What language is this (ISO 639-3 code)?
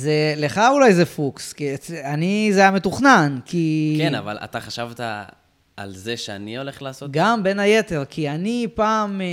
heb